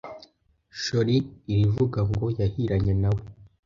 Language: Kinyarwanda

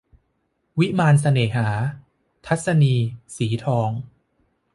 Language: Thai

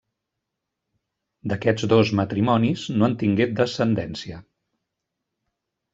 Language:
Catalan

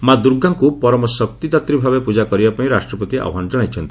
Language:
Odia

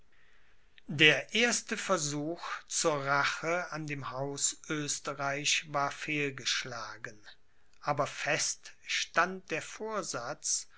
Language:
German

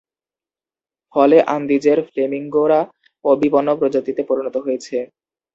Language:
Bangla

